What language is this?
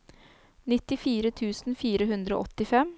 Norwegian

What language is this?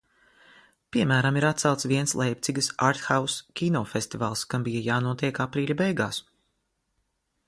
Latvian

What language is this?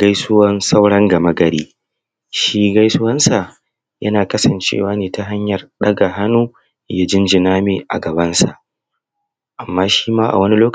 Hausa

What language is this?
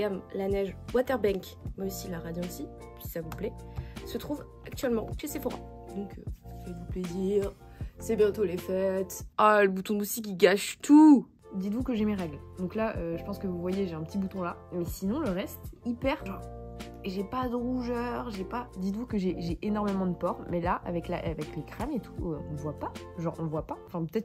French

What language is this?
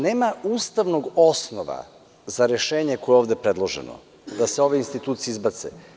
Serbian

